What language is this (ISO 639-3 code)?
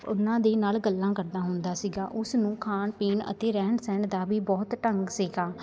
pan